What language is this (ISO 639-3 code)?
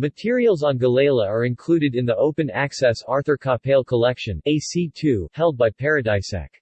eng